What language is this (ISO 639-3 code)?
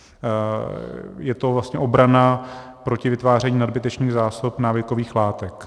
ces